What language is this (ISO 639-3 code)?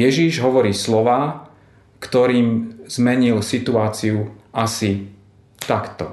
slk